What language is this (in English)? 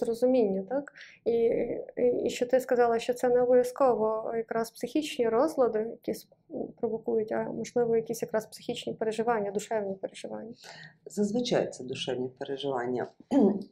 Ukrainian